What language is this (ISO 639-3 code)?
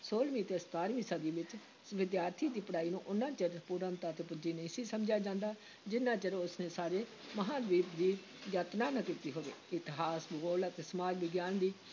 pan